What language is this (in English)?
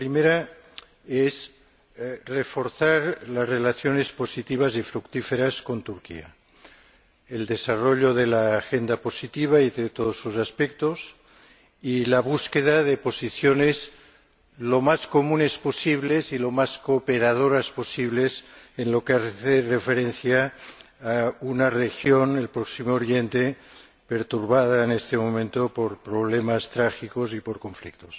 Spanish